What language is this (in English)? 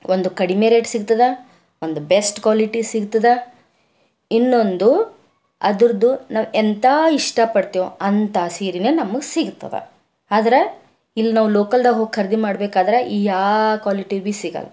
Kannada